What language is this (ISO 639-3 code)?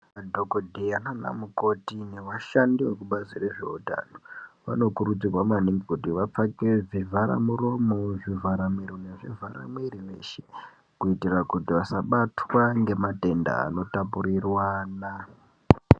ndc